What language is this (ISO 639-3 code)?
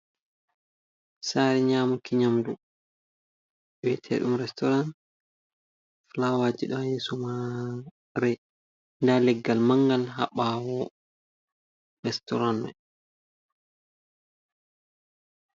ful